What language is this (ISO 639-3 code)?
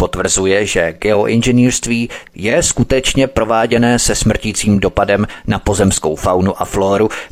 ces